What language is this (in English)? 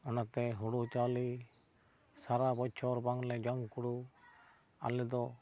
Santali